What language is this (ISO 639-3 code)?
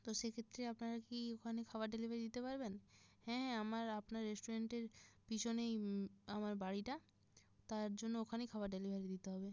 ben